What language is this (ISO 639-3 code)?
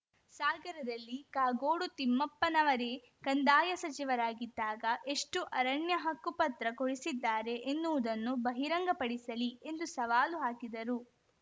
kan